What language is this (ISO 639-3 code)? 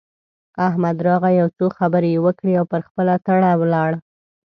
pus